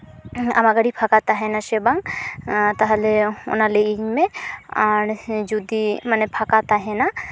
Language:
Santali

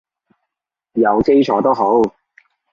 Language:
Cantonese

